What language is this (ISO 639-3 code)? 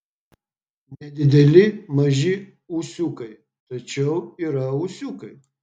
lit